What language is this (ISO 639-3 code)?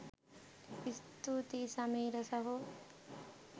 sin